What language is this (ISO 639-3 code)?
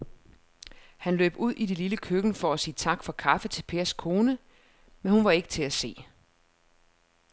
dan